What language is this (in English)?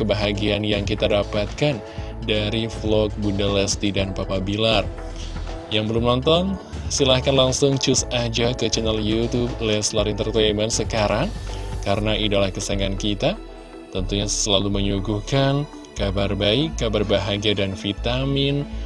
Indonesian